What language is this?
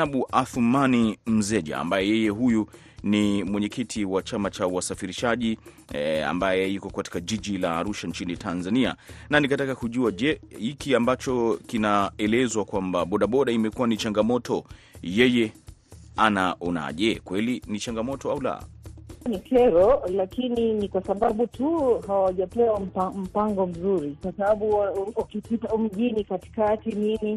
Swahili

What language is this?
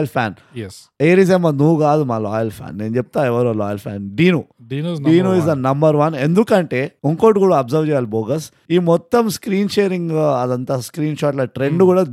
Telugu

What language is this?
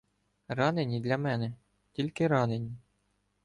Ukrainian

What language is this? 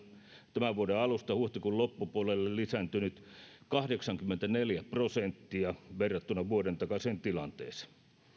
Finnish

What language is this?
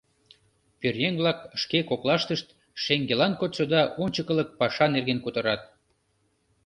Mari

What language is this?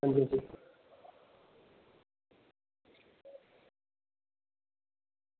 Dogri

